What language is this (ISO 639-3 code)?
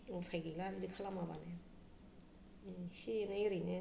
brx